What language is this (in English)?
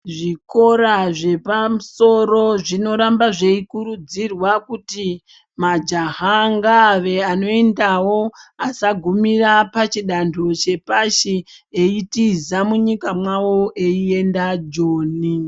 Ndau